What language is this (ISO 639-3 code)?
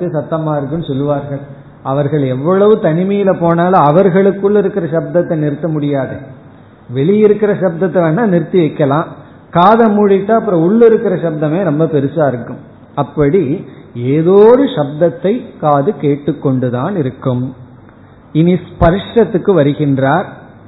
tam